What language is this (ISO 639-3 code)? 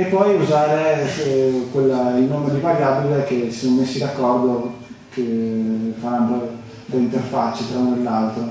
ita